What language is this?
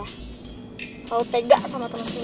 Indonesian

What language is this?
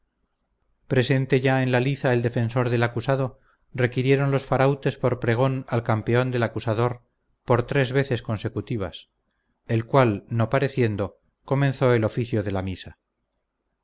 Spanish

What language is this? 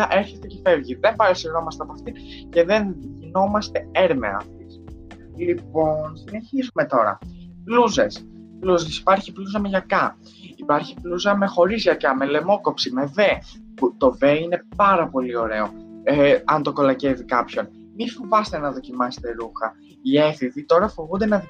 Greek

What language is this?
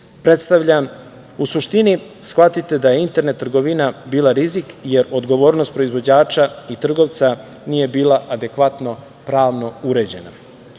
Serbian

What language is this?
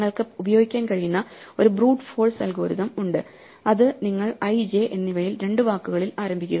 Malayalam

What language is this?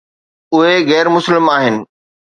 Sindhi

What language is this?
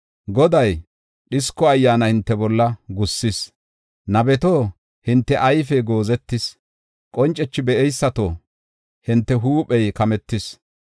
Gofa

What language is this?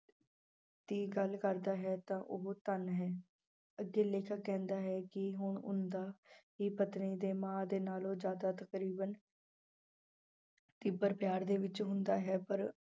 Punjabi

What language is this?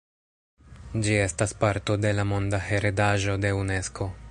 Esperanto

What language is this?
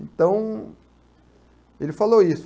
Portuguese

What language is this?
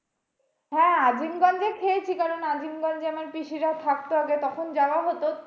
Bangla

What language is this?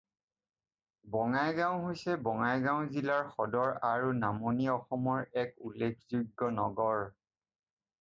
Assamese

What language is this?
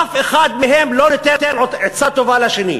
Hebrew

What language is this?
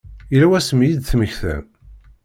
Kabyle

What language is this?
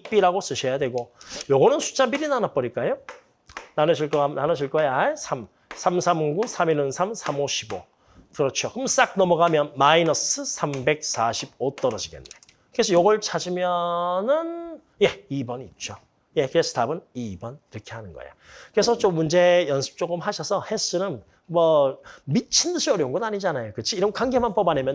Korean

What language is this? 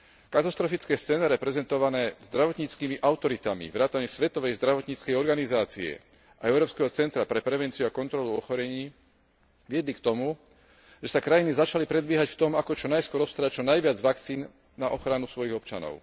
Slovak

